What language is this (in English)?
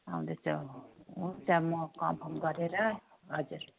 Nepali